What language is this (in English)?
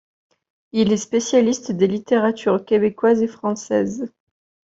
French